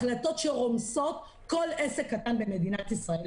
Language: Hebrew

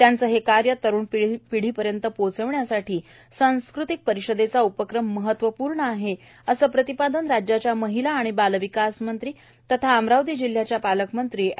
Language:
Marathi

